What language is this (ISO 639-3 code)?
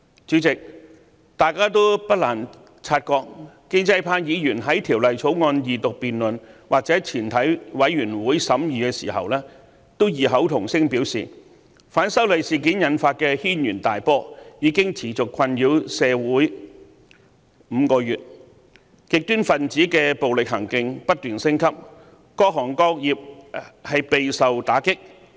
yue